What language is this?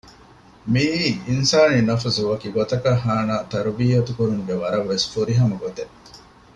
Divehi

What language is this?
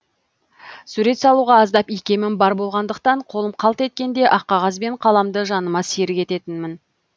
Kazakh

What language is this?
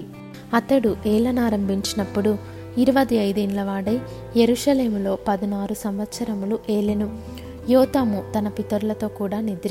Telugu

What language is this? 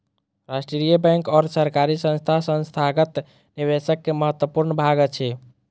Maithili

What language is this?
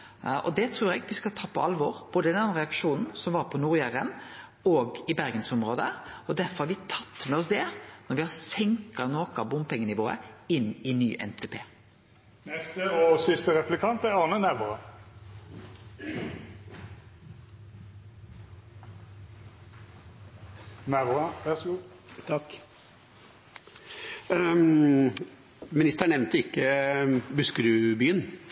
Norwegian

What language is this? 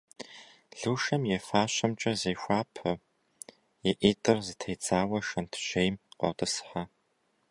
Kabardian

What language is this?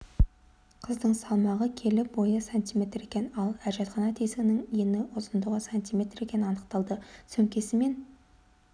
Kazakh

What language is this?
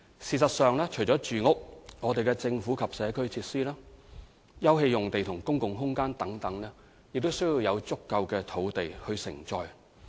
Cantonese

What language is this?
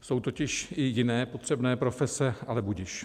Czech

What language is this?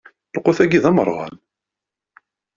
Kabyle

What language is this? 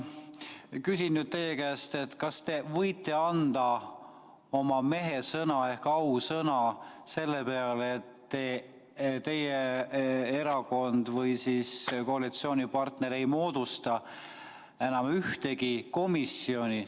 Estonian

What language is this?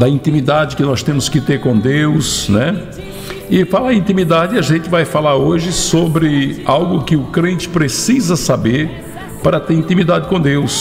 Portuguese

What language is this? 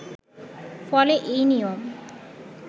Bangla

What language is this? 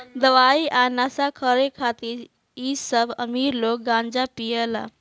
Bhojpuri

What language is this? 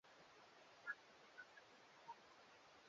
Swahili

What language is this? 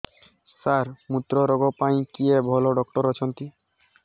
Odia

